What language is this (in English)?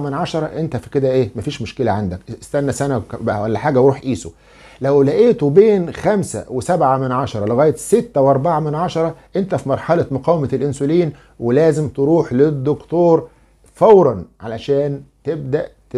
Arabic